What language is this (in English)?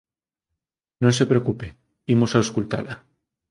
Galician